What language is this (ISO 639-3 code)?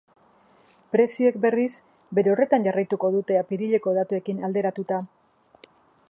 eus